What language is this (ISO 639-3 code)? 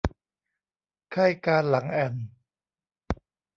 tha